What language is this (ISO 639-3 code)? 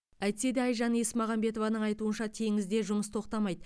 kaz